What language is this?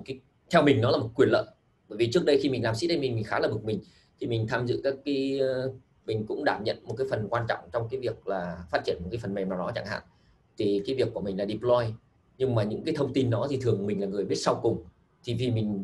Vietnamese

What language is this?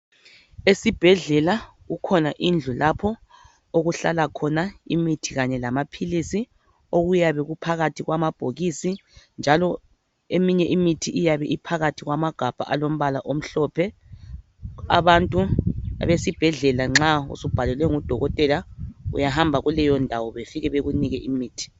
North Ndebele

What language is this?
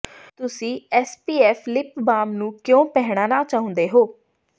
Punjabi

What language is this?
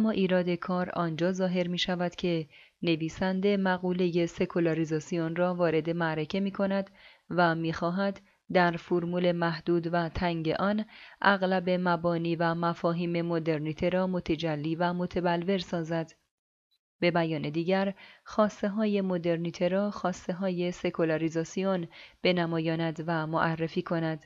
Persian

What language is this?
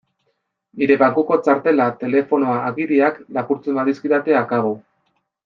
Basque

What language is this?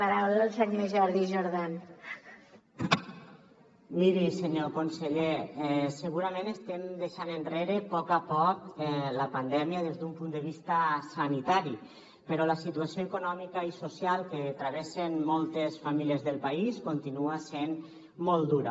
Catalan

